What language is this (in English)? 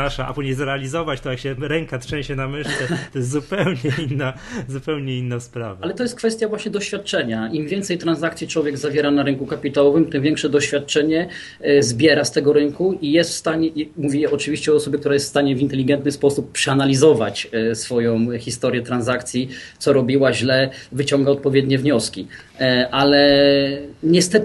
Polish